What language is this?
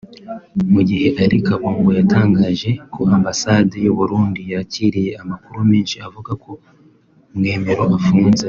Kinyarwanda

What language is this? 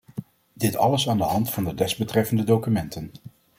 Dutch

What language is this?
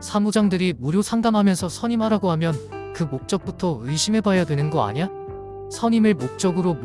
Korean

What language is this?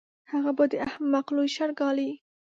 Pashto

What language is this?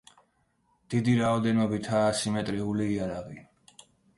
Georgian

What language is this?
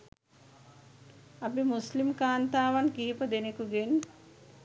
Sinhala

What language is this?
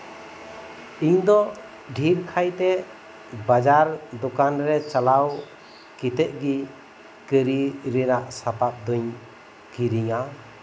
Santali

